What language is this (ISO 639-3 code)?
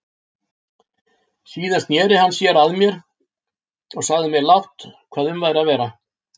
isl